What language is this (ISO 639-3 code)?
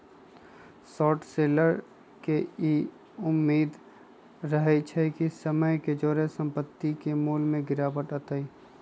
mag